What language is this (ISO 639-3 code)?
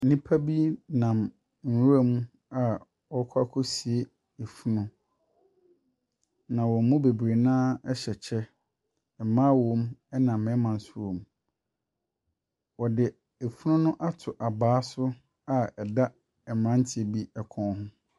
aka